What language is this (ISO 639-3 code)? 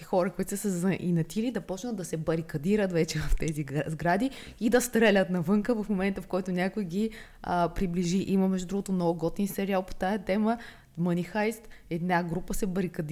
bul